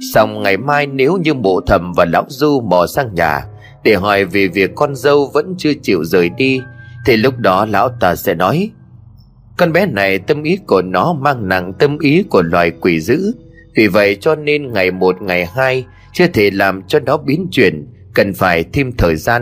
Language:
Vietnamese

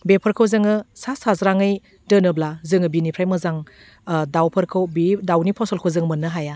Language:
Bodo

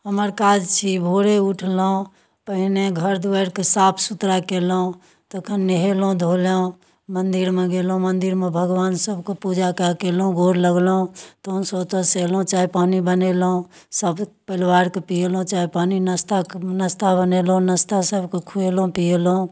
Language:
Maithili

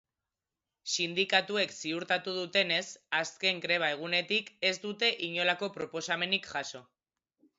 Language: Basque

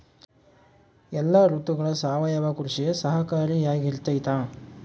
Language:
Kannada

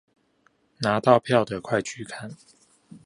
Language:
Chinese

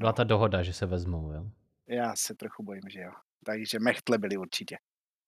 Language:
Czech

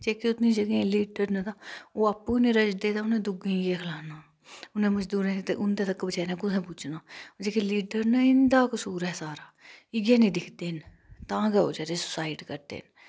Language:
Dogri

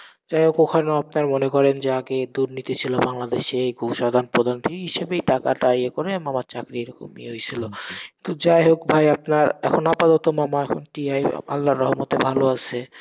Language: Bangla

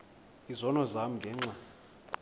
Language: Xhosa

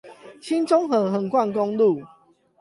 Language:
Chinese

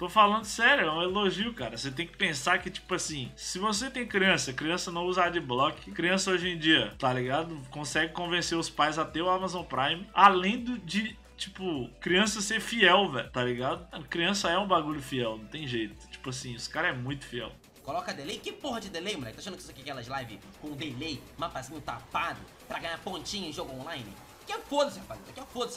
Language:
Portuguese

